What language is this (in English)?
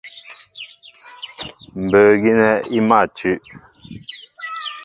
Mbo (Cameroon)